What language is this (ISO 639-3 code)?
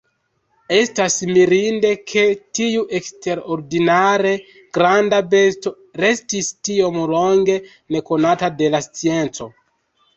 epo